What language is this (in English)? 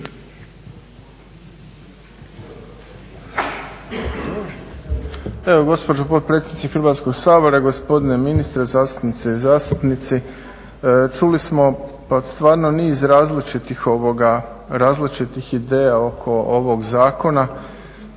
Croatian